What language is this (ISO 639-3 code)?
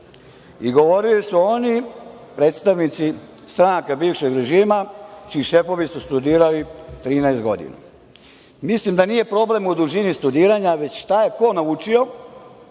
srp